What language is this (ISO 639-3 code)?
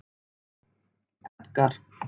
isl